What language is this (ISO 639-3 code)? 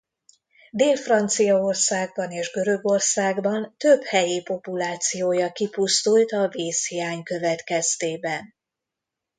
hun